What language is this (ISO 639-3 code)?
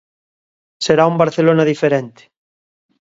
glg